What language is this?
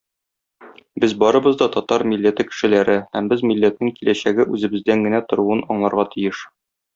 Tatar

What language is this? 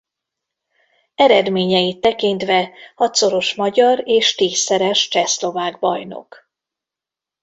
Hungarian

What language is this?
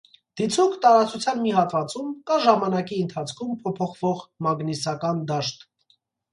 Armenian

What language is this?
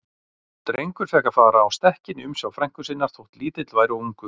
Icelandic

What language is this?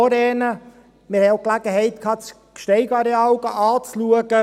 Swiss German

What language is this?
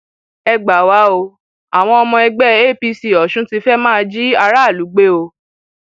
Yoruba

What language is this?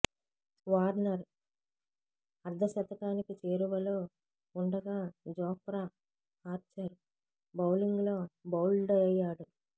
Telugu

